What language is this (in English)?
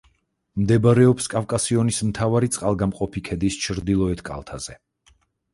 Georgian